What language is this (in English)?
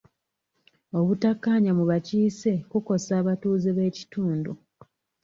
Ganda